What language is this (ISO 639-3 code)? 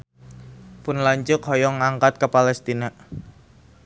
sun